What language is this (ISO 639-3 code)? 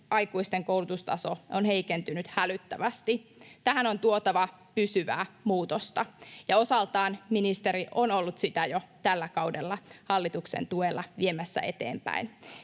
fin